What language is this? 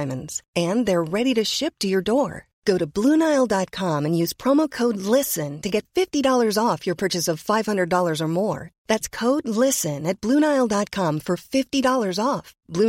Swedish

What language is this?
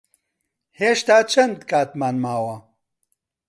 Central Kurdish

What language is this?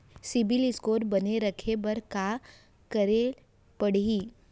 Chhattisgarhi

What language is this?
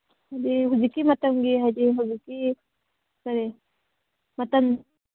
Manipuri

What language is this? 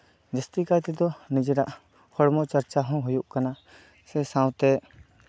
Santali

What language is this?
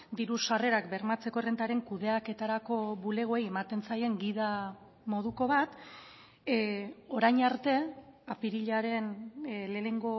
Basque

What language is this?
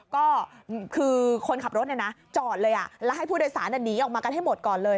Thai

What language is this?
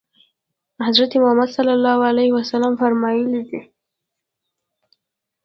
Pashto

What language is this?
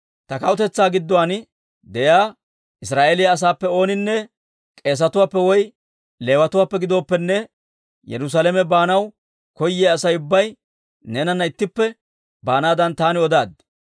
Dawro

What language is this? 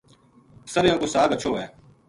Gujari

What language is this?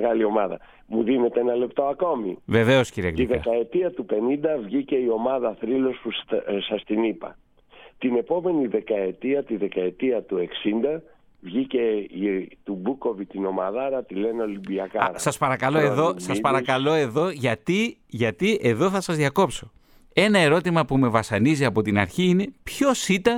Greek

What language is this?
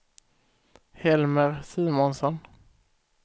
Swedish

